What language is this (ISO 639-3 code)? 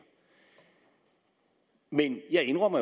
dan